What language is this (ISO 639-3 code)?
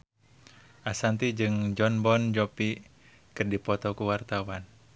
sun